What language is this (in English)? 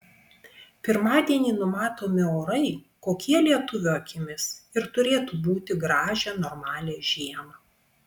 Lithuanian